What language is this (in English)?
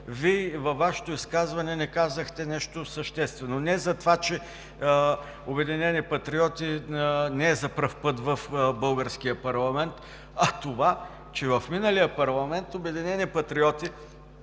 Bulgarian